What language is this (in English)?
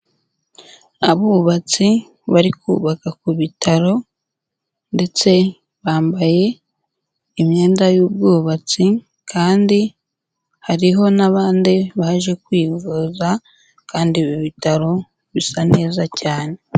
Kinyarwanda